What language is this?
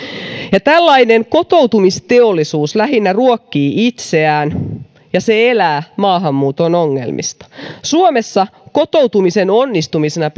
Finnish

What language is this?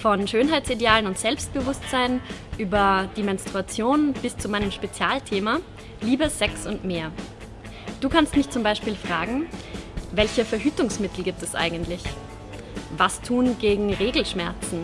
German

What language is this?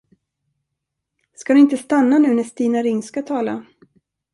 Swedish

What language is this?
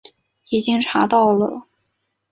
Chinese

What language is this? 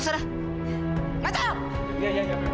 Indonesian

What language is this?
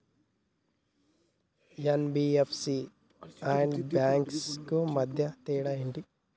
Telugu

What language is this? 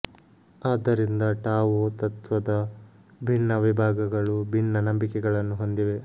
Kannada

